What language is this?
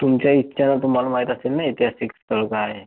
Marathi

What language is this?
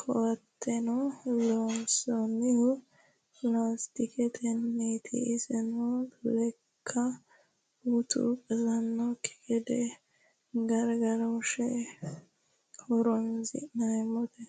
Sidamo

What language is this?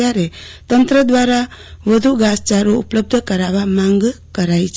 Gujarati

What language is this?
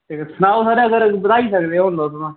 Dogri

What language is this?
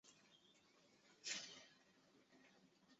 Chinese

